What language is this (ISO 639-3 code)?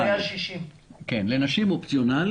heb